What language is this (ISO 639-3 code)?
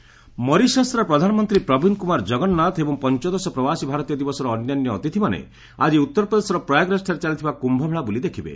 ori